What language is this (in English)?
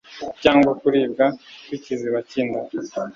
Kinyarwanda